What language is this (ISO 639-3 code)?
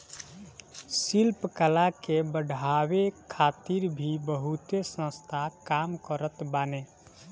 bho